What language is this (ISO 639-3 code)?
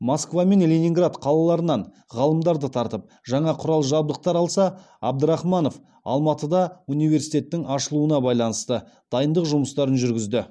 kaz